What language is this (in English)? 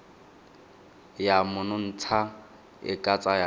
Tswana